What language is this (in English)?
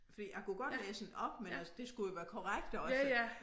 Danish